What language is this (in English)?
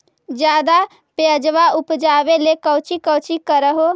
Magahi